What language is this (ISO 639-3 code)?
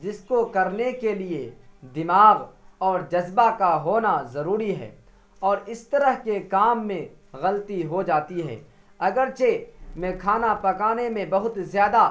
urd